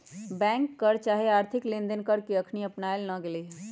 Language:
Magahi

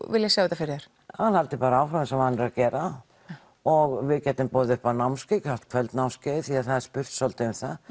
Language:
Icelandic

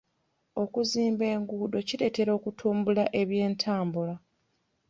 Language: Ganda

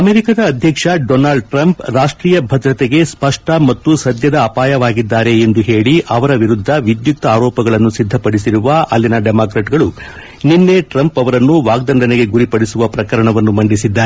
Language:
Kannada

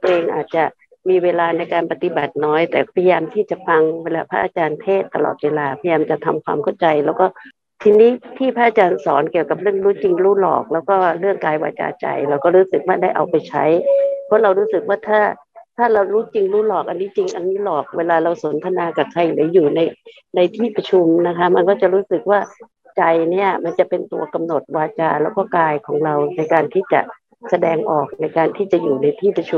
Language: Thai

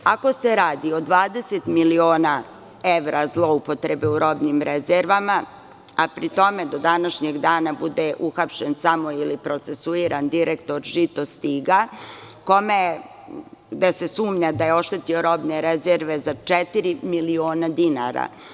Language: Serbian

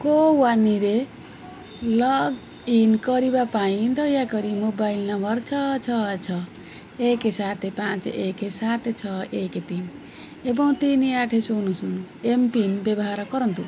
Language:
Odia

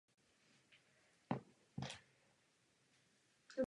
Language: Czech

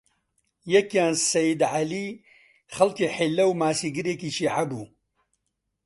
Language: Central Kurdish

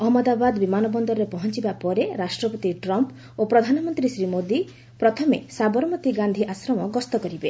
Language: Odia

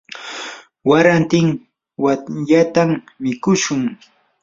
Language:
Yanahuanca Pasco Quechua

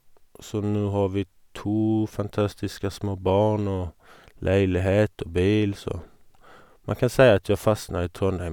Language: Norwegian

